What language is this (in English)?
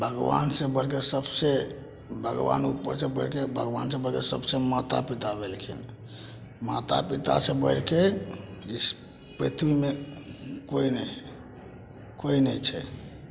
Maithili